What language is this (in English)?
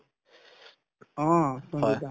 Assamese